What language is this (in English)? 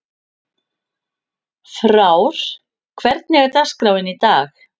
Icelandic